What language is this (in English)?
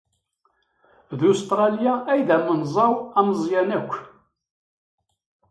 Kabyle